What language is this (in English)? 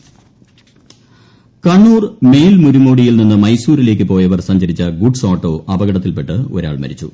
Malayalam